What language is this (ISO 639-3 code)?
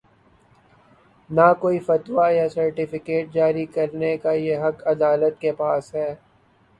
urd